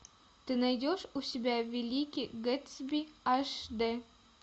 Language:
Russian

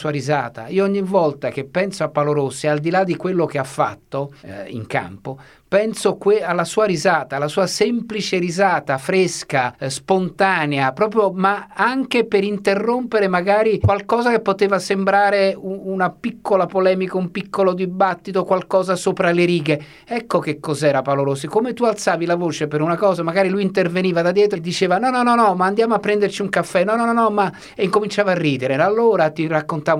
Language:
Italian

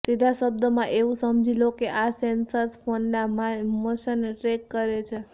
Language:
Gujarati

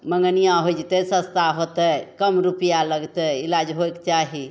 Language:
Maithili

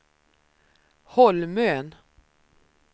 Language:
Swedish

